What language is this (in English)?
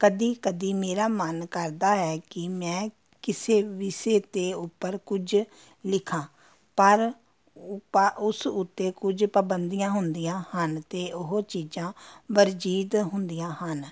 Punjabi